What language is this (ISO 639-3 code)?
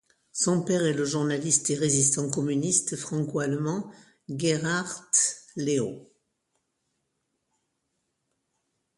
fra